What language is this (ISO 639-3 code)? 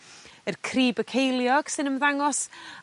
cym